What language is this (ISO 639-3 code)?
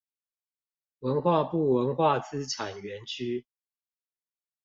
zho